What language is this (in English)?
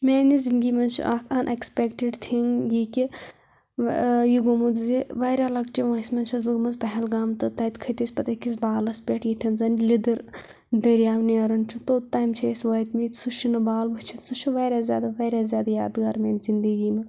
Kashmiri